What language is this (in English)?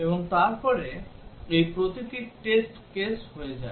Bangla